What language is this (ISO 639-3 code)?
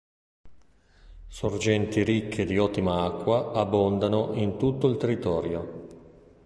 ita